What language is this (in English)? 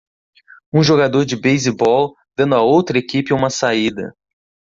Portuguese